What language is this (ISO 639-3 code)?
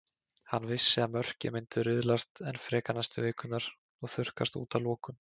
isl